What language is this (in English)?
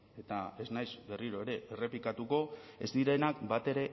Basque